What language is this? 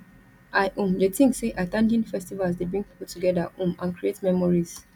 Nigerian Pidgin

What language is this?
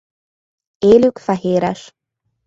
Hungarian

